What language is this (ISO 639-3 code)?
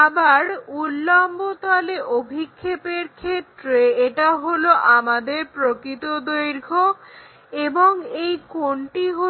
ben